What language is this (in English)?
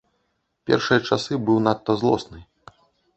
Belarusian